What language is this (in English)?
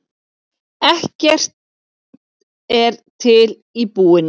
Icelandic